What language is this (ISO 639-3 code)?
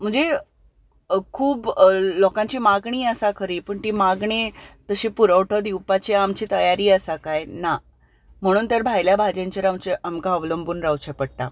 kok